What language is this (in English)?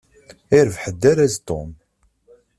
Kabyle